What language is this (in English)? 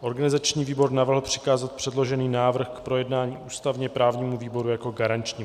Czech